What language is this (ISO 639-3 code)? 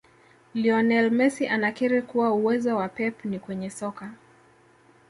swa